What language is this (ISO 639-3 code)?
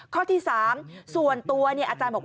tha